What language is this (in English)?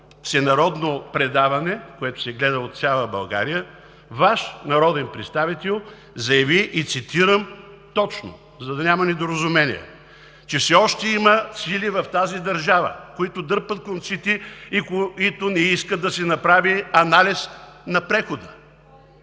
Bulgarian